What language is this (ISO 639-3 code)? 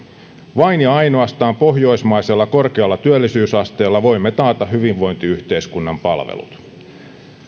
fin